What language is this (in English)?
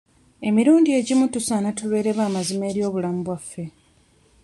Ganda